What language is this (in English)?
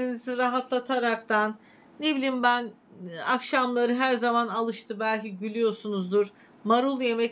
Turkish